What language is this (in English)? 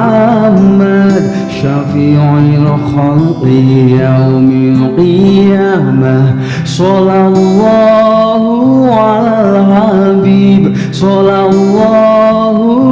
Indonesian